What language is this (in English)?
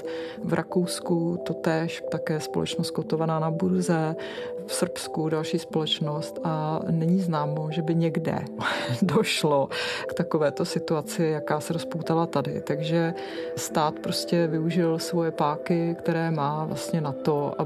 Czech